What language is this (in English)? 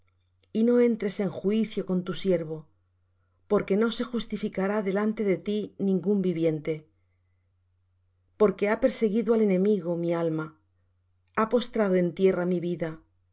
Spanish